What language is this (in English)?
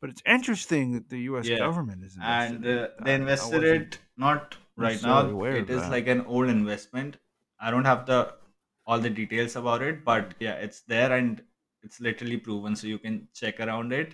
English